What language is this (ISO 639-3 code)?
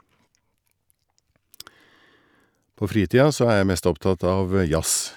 nor